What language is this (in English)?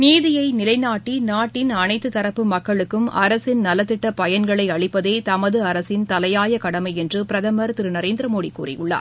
Tamil